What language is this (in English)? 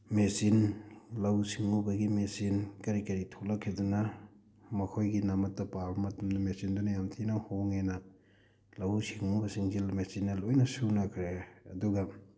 Manipuri